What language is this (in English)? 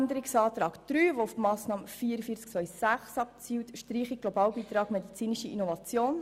Swiss German